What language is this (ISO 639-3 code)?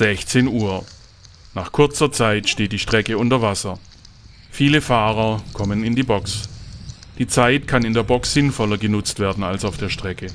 deu